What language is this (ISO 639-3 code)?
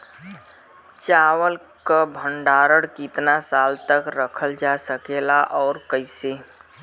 bho